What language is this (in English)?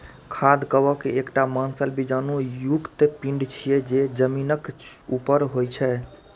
Maithili